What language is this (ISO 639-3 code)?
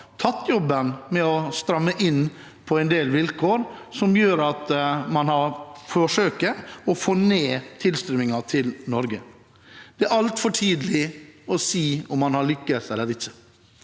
nor